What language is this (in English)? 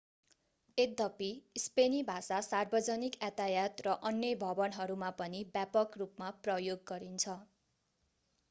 Nepali